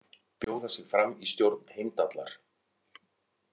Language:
Icelandic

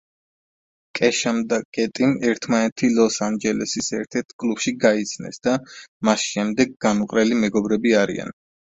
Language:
Georgian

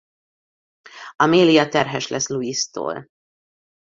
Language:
Hungarian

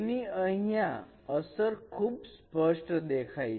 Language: Gujarati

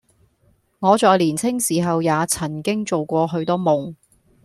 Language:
Cantonese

